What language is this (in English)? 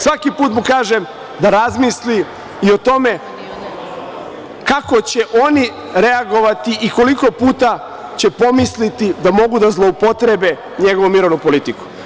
Serbian